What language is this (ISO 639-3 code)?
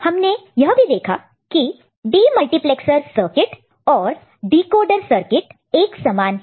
hin